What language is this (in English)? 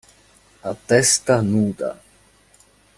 Italian